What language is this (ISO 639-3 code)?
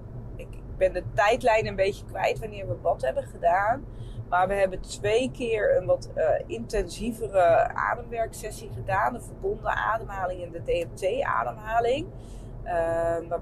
nld